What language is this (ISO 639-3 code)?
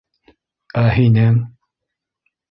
bak